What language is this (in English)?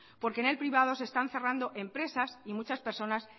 Spanish